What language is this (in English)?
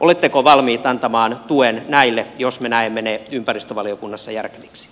Finnish